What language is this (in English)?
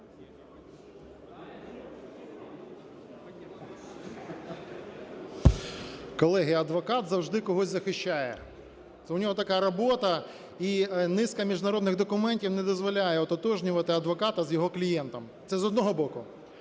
Ukrainian